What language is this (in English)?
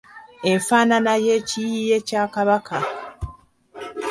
Ganda